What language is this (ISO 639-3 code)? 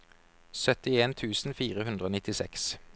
nor